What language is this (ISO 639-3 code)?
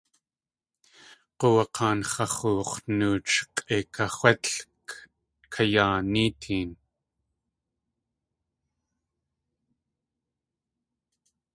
tli